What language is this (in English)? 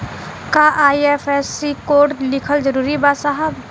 Bhojpuri